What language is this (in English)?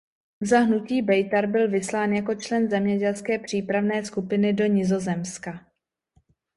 Czech